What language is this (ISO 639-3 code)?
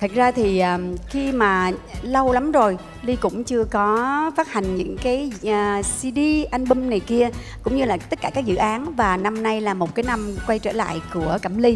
vie